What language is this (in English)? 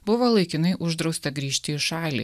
Lithuanian